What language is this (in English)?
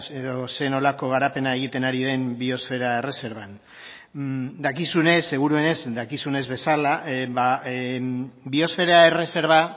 Basque